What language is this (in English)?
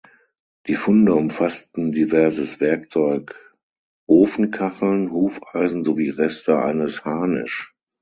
German